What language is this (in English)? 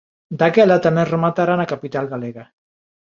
Galician